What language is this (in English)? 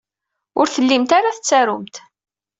Kabyle